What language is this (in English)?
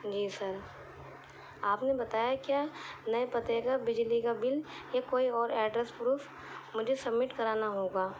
Urdu